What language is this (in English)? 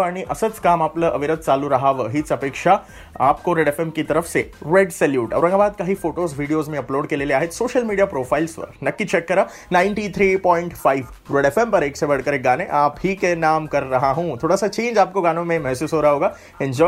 Hindi